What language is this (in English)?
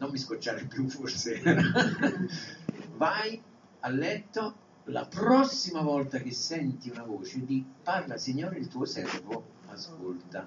Italian